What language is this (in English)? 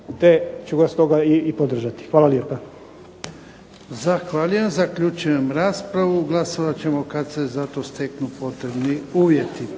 Croatian